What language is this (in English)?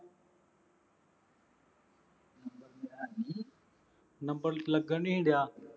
Punjabi